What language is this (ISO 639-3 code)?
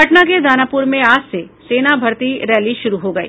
hin